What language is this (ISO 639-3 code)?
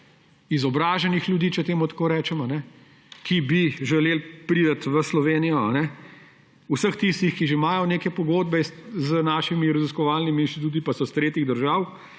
slv